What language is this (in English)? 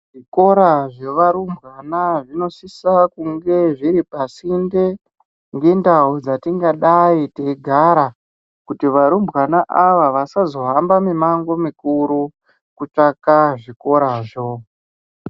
Ndau